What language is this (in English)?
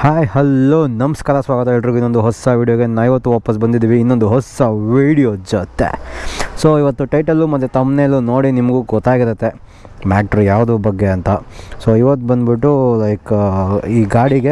Kannada